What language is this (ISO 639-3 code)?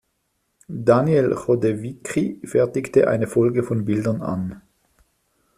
deu